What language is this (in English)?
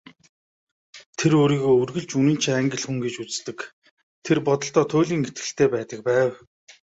Mongolian